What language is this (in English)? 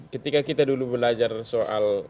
Indonesian